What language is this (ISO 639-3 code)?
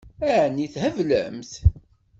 kab